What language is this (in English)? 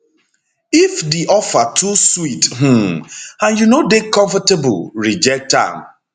Nigerian Pidgin